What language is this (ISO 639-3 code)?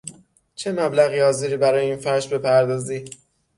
fas